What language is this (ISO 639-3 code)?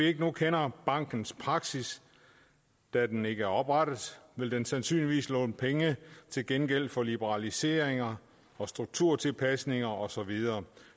dan